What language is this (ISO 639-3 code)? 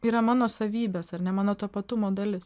lit